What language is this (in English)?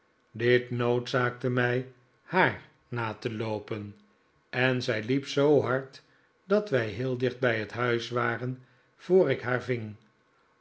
Dutch